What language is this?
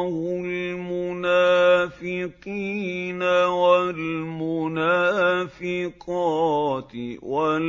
Arabic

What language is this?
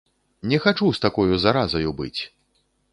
Belarusian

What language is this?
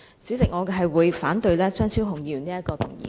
Cantonese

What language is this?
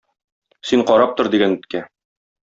Tatar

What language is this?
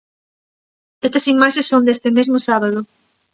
Galician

